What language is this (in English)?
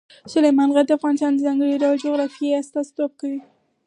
Pashto